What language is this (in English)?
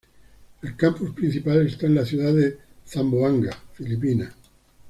Spanish